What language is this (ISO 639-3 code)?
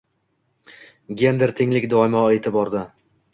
uzb